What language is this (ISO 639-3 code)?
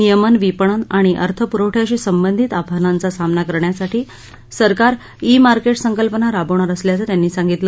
mar